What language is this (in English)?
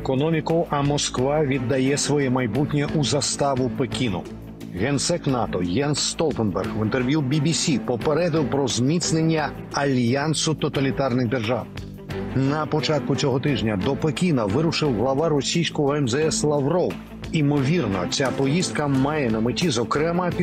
Ukrainian